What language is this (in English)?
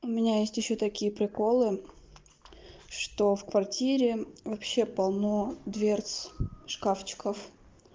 Russian